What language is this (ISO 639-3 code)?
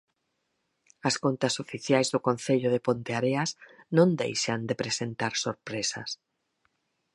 glg